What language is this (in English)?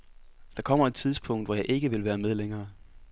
Danish